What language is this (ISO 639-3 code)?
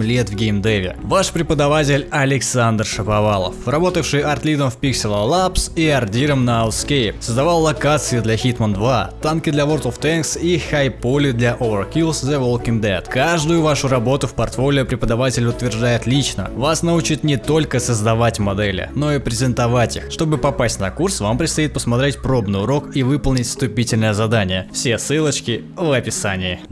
rus